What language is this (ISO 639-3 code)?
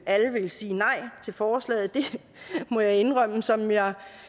dan